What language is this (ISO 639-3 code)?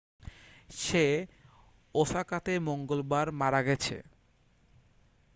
ben